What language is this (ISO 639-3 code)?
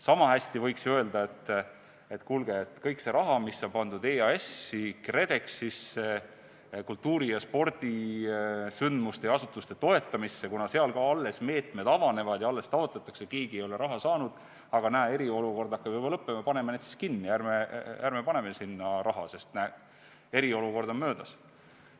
est